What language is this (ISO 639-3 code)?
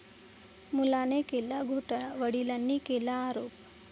mar